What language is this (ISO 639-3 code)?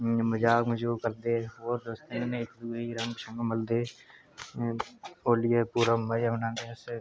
doi